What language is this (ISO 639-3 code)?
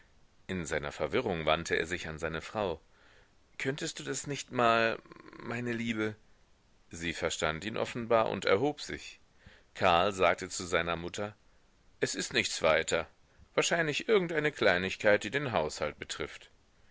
deu